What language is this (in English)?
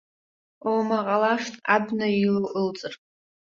Abkhazian